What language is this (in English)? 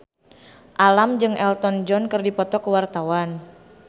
Sundanese